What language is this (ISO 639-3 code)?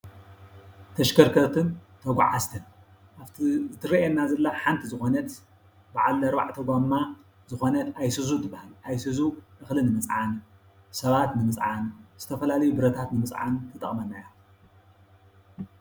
tir